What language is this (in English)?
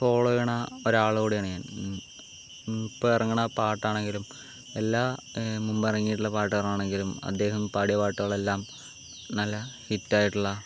Malayalam